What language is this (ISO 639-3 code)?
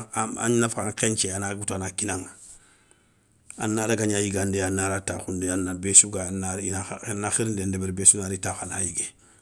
snk